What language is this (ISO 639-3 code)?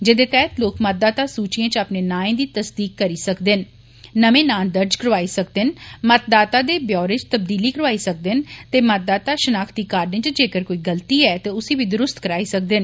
doi